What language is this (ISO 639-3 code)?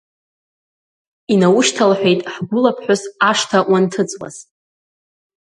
abk